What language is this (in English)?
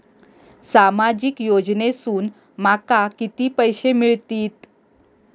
Marathi